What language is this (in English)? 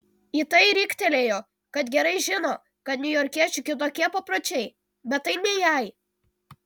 Lithuanian